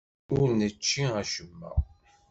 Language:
Kabyle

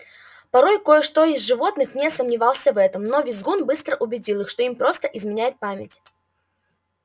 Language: Russian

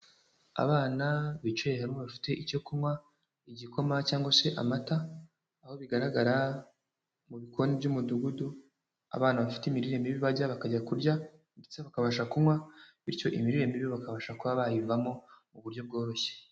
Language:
Kinyarwanda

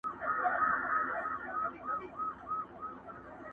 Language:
Pashto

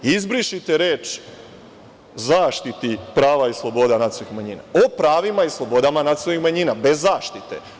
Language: Serbian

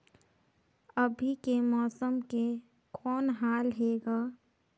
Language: Chhattisgarhi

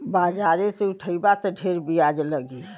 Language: Bhojpuri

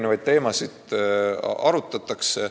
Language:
Estonian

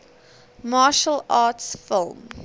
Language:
English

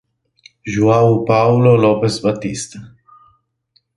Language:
Italian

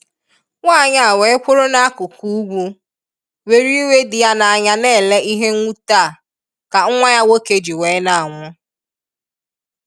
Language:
Igbo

